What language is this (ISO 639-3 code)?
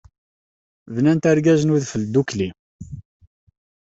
kab